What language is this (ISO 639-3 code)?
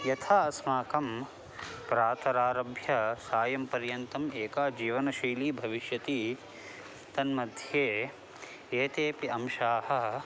san